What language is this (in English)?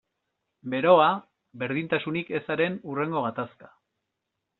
Basque